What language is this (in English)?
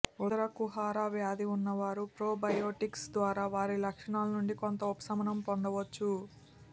Telugu